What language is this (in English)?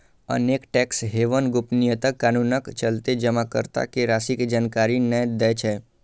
Maithili